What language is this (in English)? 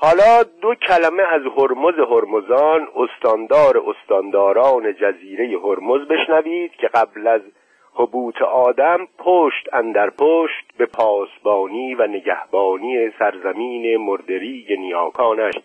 Persian